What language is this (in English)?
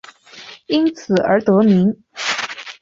Chinese